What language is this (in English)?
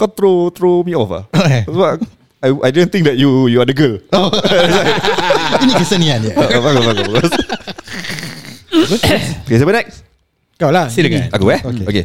Malay